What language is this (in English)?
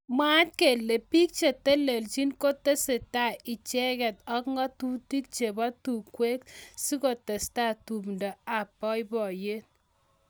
Kalenjin